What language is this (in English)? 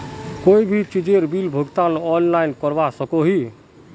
Magahi